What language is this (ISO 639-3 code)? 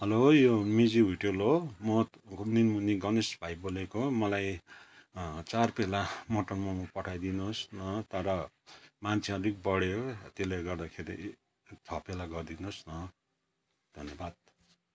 nep